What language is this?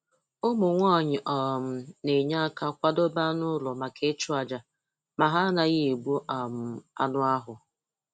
Igbo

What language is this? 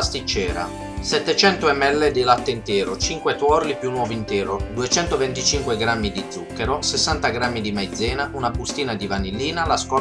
Italian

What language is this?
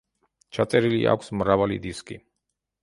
Georgian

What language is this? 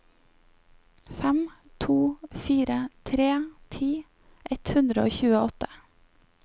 Norwegian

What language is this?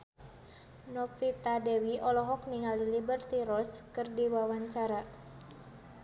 Sundanese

